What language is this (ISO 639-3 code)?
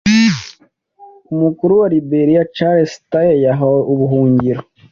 kin